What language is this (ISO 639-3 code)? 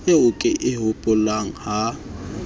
sot